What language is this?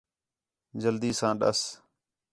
Khetrani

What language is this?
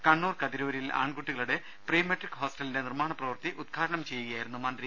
Malayalam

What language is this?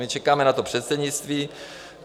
Czech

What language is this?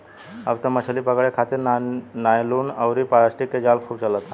Bhojpuri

